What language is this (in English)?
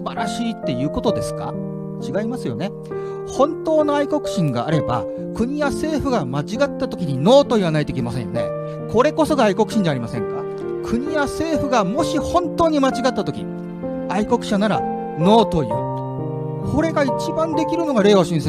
Japanese